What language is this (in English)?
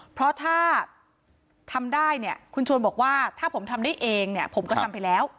Thai